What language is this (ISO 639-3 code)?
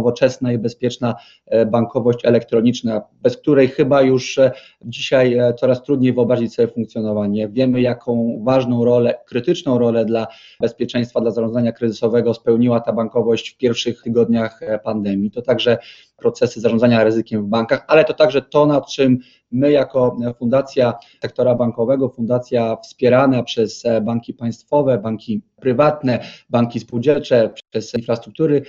pol